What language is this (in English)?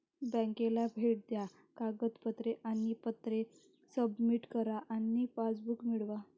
Marathi